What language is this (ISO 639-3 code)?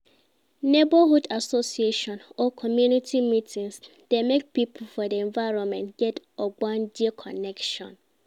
pcm